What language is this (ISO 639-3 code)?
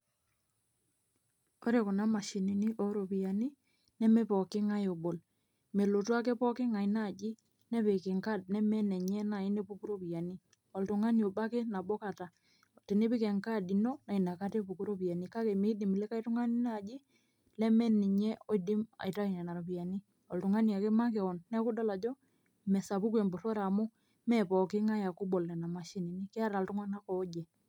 mas